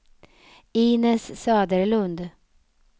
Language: Swedish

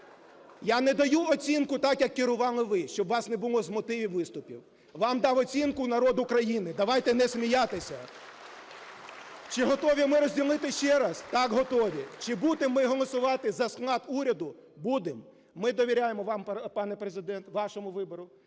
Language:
Ukrainian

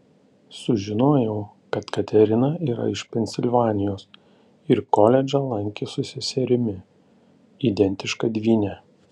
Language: Lithuanian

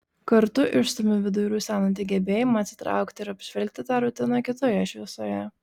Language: Lithuanian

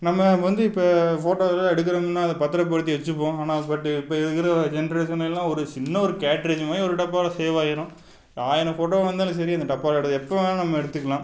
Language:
Tamil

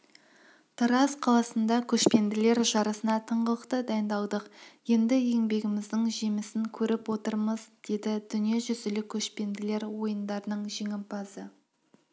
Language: Kazakh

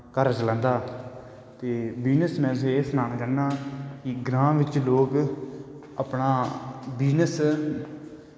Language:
Dogri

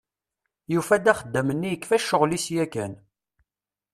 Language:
Kabyle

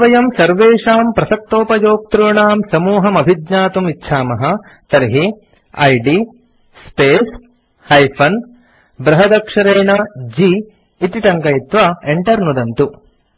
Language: Sanskrit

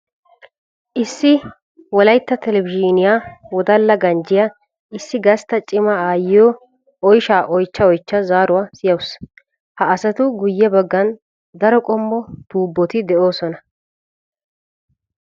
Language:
Wolaytta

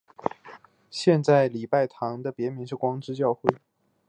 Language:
Chinese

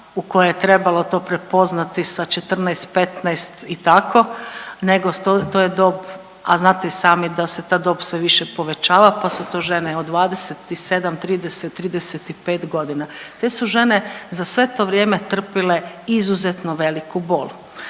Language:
Croatian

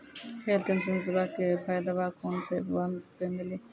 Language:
Maithili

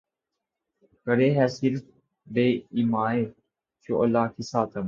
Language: Urdu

